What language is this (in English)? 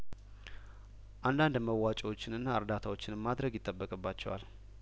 Amharic